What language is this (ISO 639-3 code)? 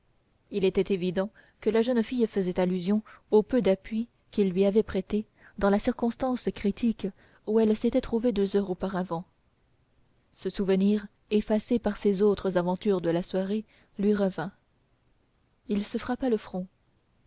fra